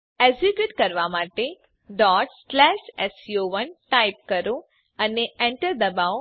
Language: Gujarati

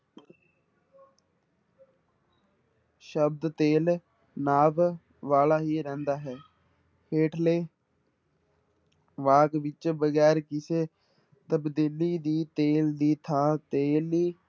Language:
Punjabi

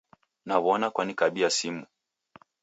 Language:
Taita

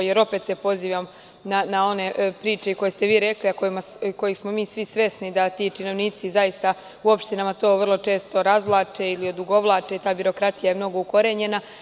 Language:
Serbian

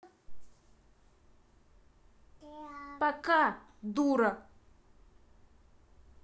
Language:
Russian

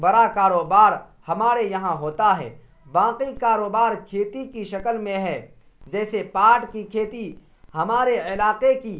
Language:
Urdu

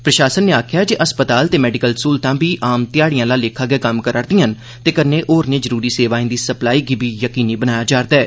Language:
Dogri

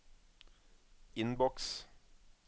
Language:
Norwegian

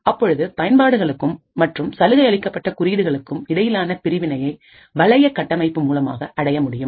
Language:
Tamil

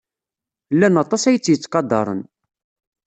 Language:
Kabyle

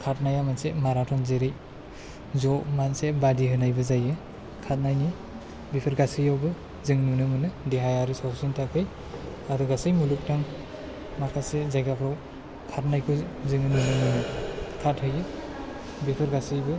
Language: Bodo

